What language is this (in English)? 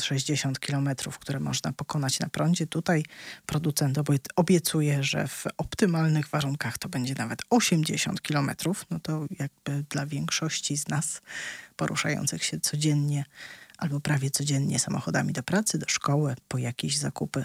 Polish